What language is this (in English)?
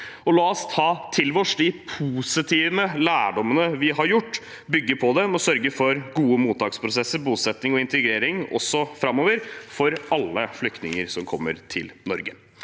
Norwegian